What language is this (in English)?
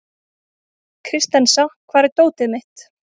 Icelandic